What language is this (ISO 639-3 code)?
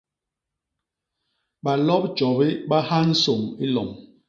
bas